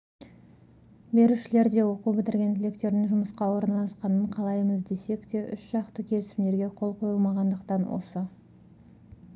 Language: Kazakh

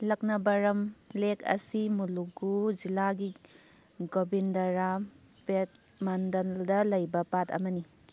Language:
Manipuri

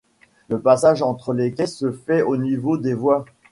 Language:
French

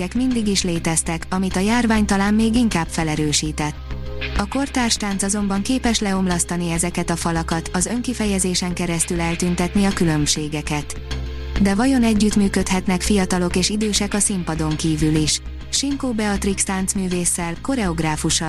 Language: Hungarian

